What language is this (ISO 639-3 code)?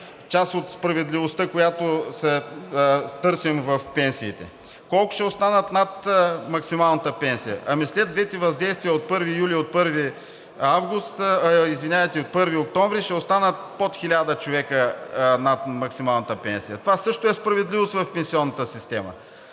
bul